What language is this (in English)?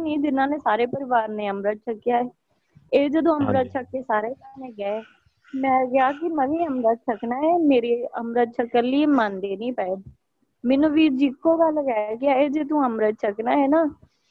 Punjabi